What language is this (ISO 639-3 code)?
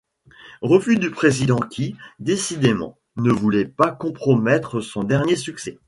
fra